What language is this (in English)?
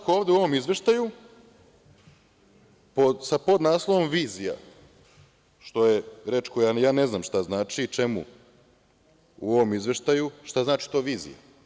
Serbian